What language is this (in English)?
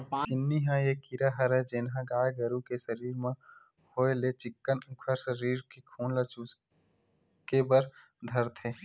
Chhattisgarhi